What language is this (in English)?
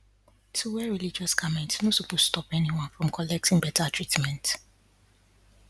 Nigerian Pidgin